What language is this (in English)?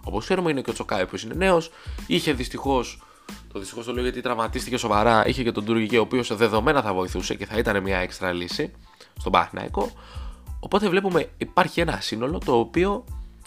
Greek